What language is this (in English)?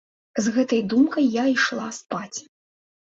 Belarusian